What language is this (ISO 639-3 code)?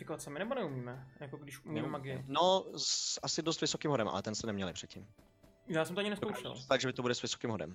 ces